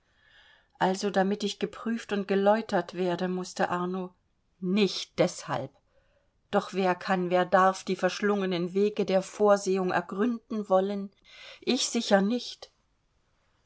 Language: German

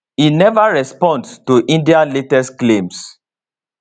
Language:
Nigerian Pidgin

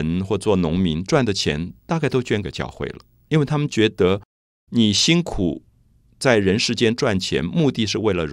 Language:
Chinese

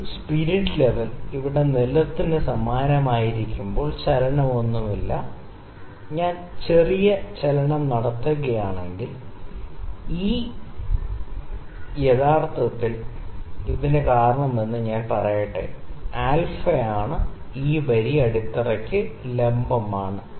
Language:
Malayalam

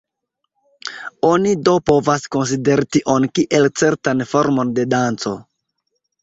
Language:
Esperanto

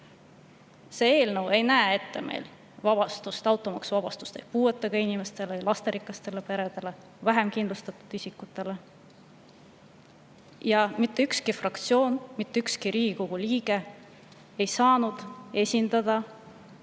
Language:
Estonian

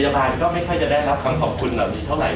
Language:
Thai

